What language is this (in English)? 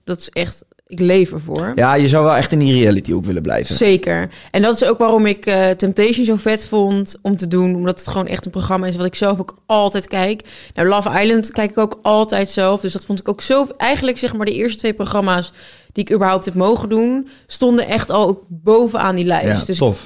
Dutch